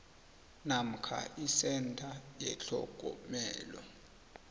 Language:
South Ndebele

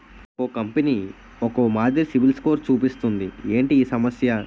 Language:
Telugu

